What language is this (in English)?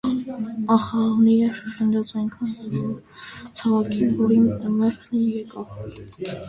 Armenian